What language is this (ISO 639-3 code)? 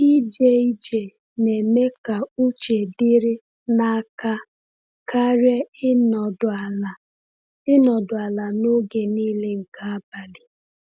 ibo